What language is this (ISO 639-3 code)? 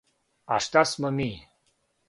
srp